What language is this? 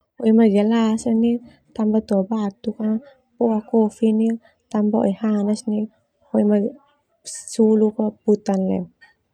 Termanu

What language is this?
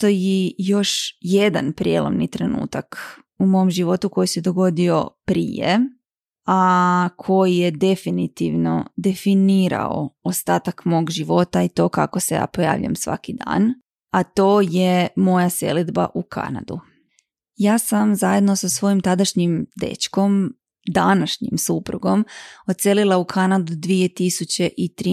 Croatian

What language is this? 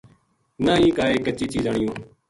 Gujari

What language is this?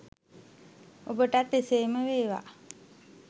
Sinhala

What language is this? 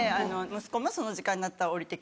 Japanese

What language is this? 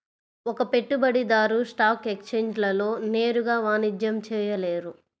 Telugu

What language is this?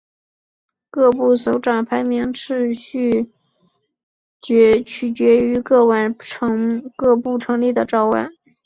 Chinese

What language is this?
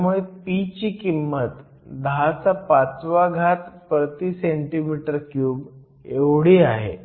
Marathi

